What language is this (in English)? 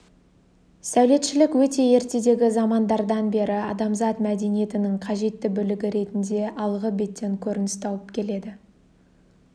Kazakh